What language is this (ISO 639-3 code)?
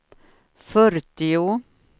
swe